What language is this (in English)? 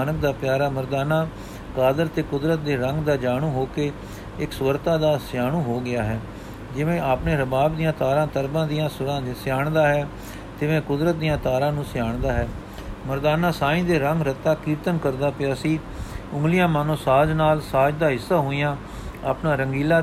Punjabi